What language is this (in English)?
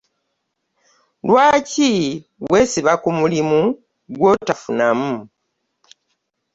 Ganda